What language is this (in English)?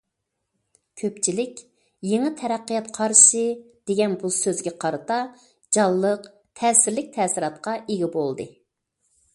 Uyghur